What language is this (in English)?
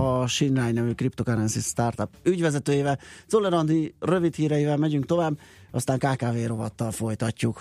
Hungarian